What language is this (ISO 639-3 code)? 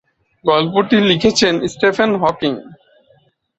ben